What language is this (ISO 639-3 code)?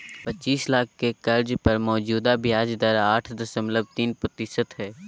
mag